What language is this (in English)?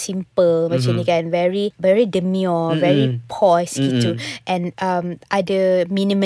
Malay